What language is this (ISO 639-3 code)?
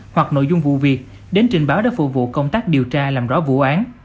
vie